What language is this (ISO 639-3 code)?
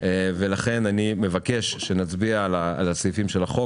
heb